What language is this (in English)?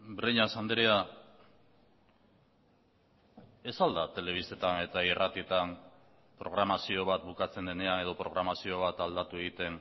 Basque